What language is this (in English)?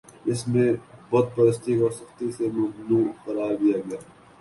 Urdu